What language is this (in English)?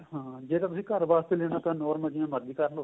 Punjabi